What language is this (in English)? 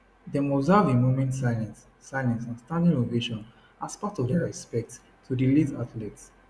Nigerian Pidgin